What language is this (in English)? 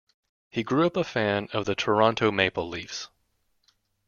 English